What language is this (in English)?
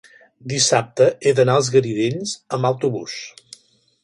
Catalan